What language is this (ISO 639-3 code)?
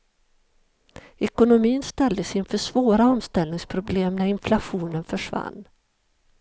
swe